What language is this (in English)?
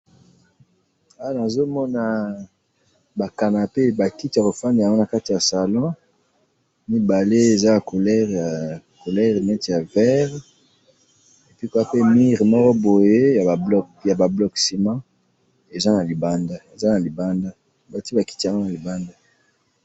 Lingala